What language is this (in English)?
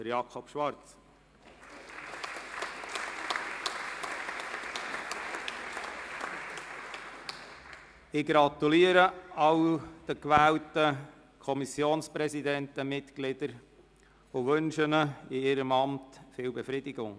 Swiss German